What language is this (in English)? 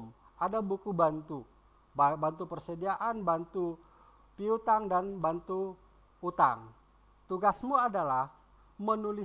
Indonesian